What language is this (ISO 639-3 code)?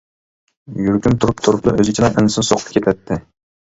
uig